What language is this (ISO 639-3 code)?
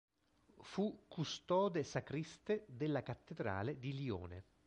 ita